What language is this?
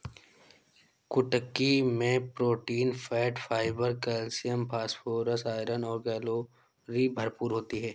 Hindi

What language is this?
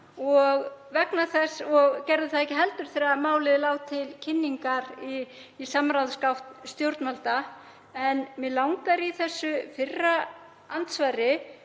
Icelandic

